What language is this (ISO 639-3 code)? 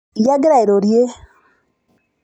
mas